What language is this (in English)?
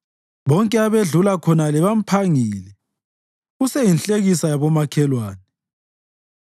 North Ndebele